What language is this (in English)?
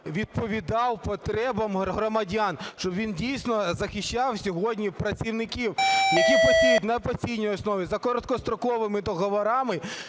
Ukrainian